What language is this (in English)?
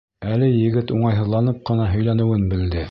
Bashkir